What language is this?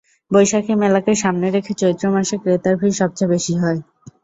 Bangla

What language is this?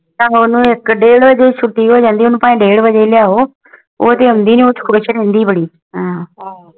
Punjabi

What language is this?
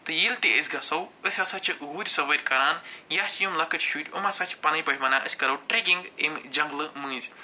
Kashmiri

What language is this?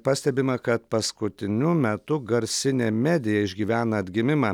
Lithuanian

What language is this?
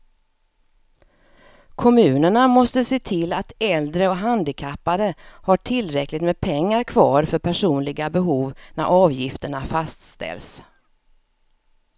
Swedish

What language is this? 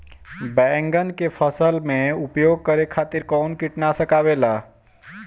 Bhojpuri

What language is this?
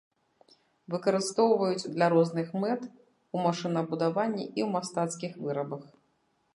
Belarusian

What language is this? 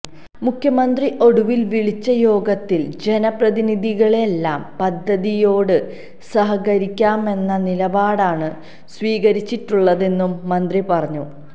Malayalam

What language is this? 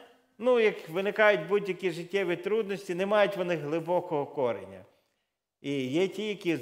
Ukrainian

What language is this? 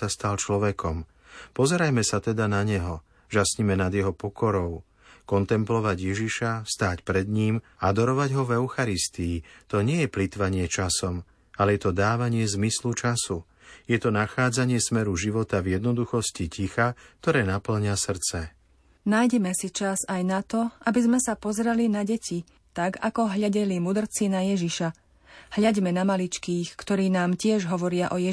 Slovak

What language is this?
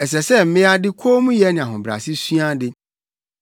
Akan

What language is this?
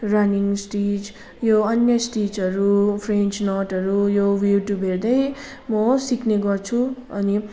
Nepali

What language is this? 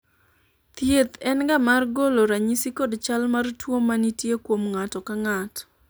Luo (Kenya and Tanzania)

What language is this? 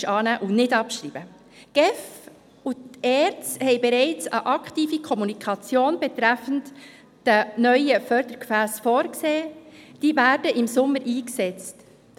Swiss German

